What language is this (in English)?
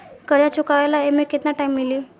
Bhojpuri